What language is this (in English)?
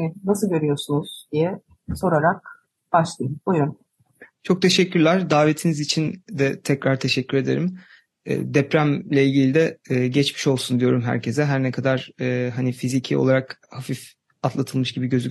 Turkish